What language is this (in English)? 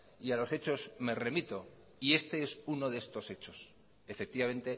Spanish